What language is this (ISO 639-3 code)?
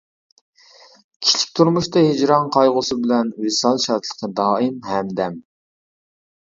uig